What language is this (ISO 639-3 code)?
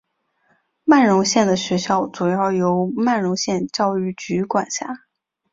zho